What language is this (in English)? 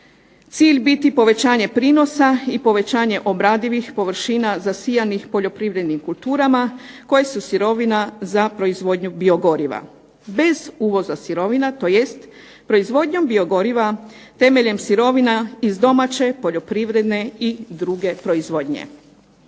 Croatian